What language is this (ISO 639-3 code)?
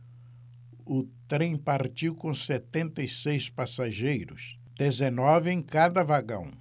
por